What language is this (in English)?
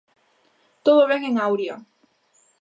Galician